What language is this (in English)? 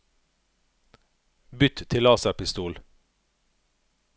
Norwegian